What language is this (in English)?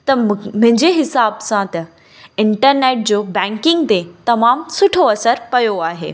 Sindhi